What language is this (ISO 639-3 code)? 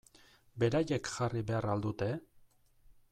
eus